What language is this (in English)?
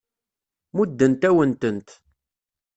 Kabyle